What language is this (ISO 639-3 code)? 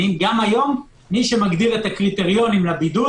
heb